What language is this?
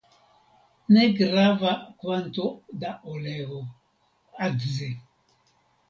Esperanto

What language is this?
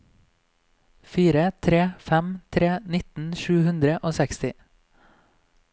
Norwegian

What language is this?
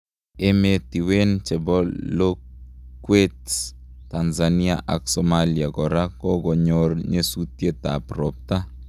Kalenjin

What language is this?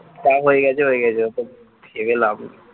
Bangla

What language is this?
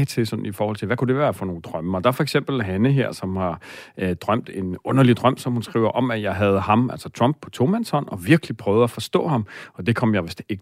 Danish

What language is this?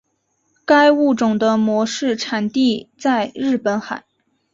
Chinese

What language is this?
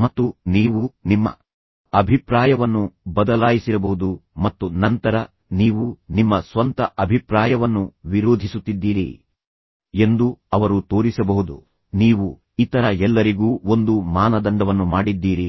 Kannada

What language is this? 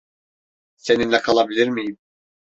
Turkish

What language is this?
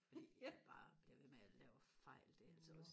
Danish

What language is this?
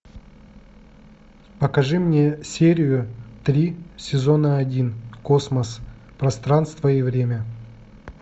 Russian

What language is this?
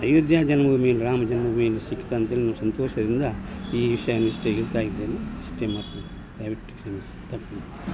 Kannada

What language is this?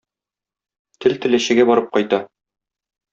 Tatar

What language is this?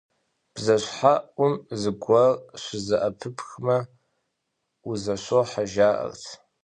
Kabardian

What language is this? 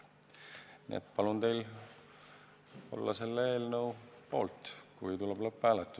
Estonian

